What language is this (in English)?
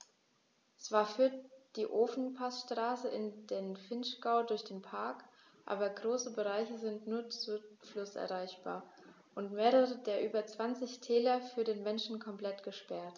German